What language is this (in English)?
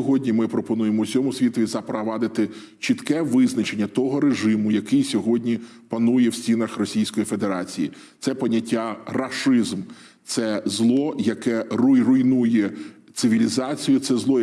Ukrainian